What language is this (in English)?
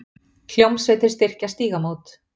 Icelandic